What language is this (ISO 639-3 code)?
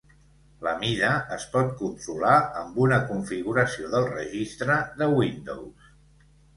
cat